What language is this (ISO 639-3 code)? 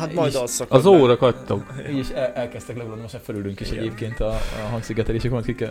hun